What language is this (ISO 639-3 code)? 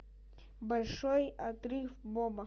rus